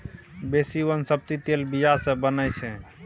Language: Maithili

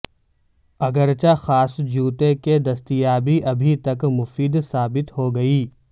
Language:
Urdu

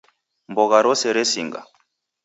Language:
Taita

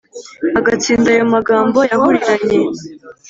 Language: Kinyarwanda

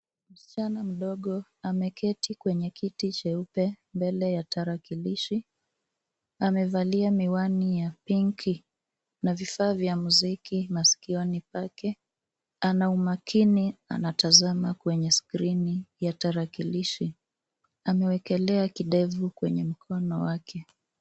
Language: Swahili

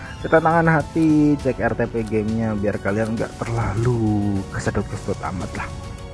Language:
Indonesian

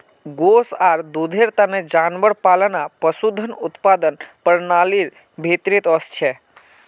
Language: Magahi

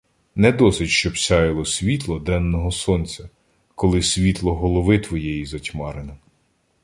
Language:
Ukrainian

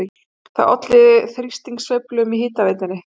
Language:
Icelandic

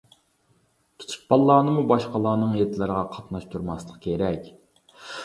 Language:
Uyghur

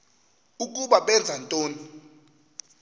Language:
Xhosa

